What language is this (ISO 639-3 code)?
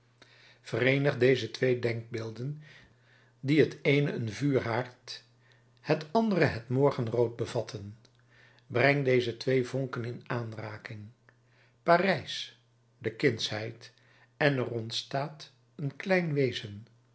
nld